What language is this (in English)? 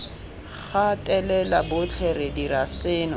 Tswana